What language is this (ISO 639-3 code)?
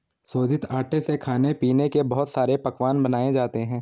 hin